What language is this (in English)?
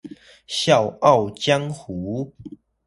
Chinese